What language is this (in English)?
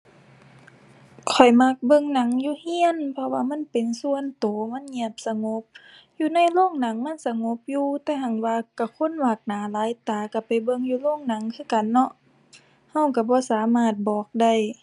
Thai